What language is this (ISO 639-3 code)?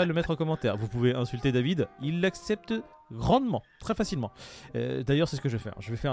fra